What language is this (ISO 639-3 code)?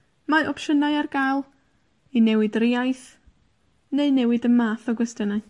cym